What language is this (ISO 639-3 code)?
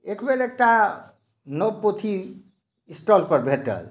mai